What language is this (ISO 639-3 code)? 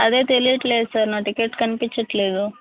tel